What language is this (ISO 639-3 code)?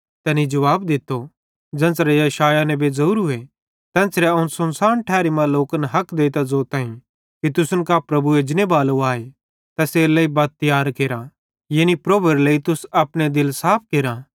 bhd